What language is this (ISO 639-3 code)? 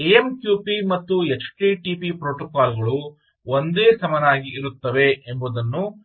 kan